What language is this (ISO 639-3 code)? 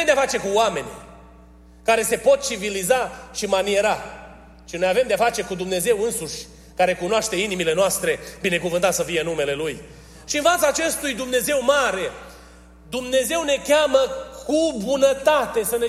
ron